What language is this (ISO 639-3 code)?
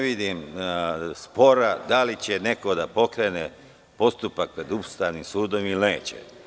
srp